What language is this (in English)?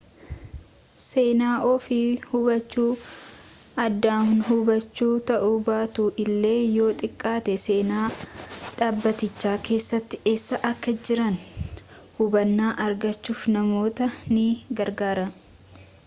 Oromo